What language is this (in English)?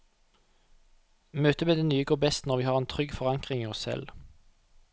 Norwegian